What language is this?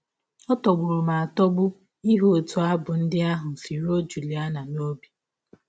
Igbo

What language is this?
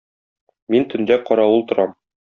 Tatar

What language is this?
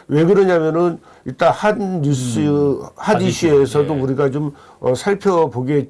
Korean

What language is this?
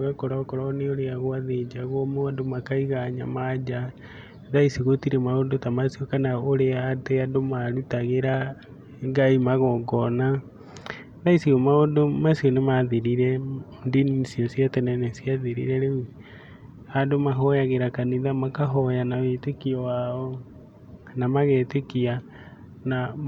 Kikuyu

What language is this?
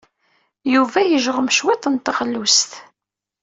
Kabyle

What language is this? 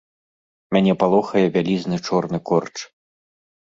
Belarusian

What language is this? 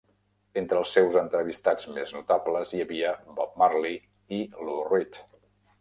Catalan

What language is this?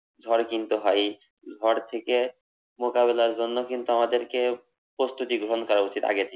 Bangla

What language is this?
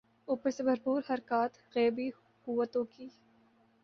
Urdu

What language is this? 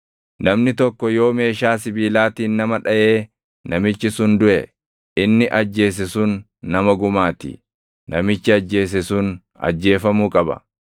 Oromo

